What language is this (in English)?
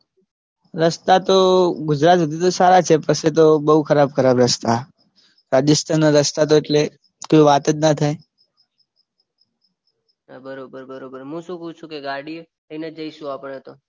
Gujarati